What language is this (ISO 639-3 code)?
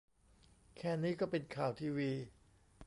tha